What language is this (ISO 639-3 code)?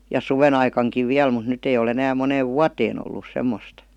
fin